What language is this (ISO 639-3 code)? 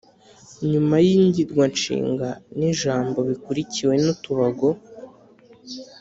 kin